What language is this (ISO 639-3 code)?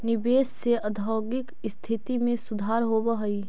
mag